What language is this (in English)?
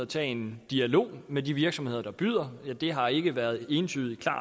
Danish